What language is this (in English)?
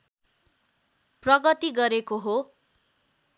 Nepali